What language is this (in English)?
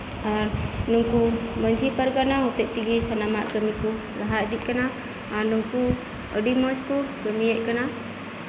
Santali